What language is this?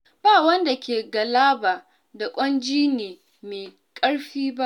Hausa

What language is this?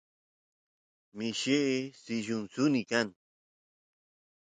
Santiago del Estero Quichua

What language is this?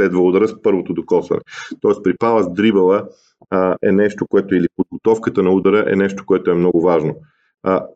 Bulgarian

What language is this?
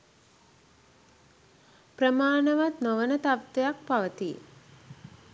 Sinhala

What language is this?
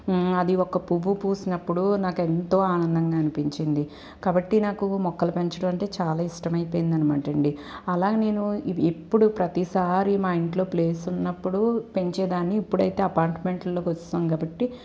Telugu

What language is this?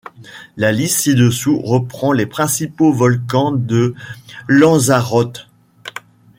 French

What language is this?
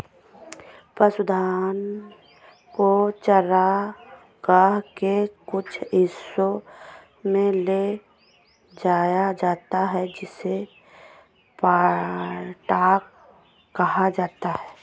Hindi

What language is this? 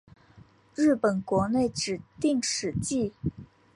Chinese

